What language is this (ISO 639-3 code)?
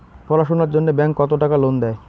ben